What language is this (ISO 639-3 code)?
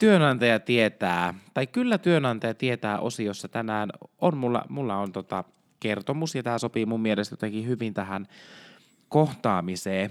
fin